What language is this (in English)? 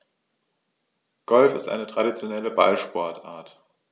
German